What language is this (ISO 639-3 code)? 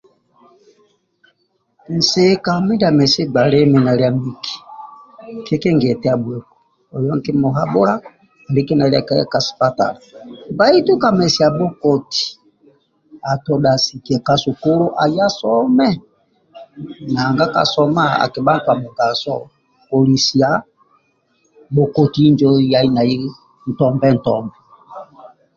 rwm